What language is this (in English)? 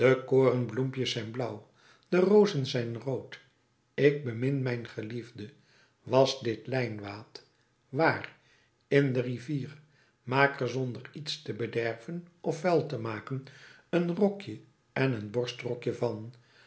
Dutch